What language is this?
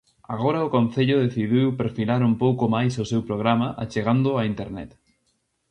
Galician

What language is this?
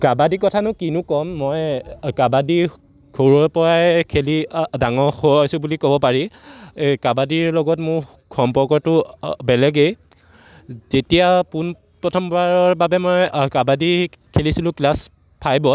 Assamese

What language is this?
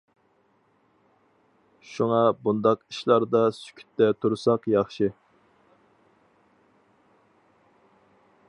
Uyghur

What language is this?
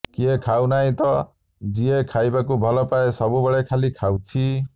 Odia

